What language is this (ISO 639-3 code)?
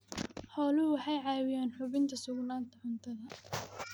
som